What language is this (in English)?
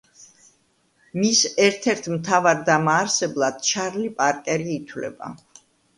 Georgian